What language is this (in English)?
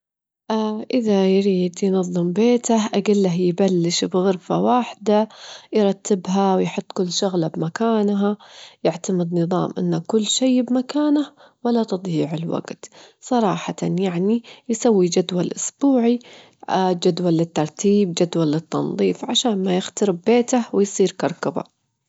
Gulf Arabic